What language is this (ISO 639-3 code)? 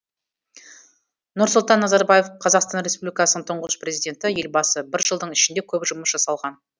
kaz